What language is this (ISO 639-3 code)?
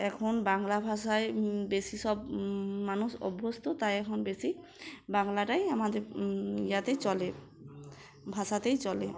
ben